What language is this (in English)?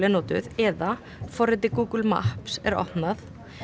Icelandic